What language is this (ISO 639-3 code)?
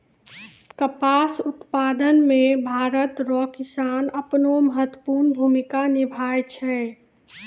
mai